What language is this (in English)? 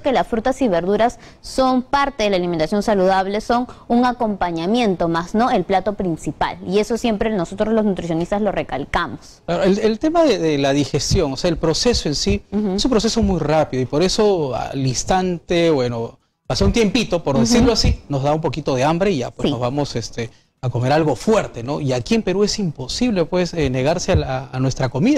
Spanish